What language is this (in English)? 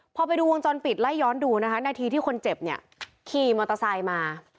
Thai